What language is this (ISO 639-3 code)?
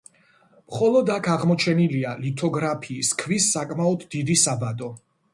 kat